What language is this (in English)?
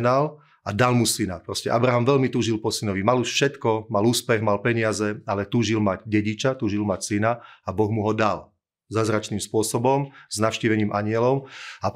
Slovak